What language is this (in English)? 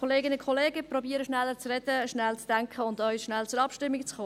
Swiss German